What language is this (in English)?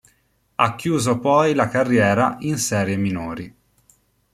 Italian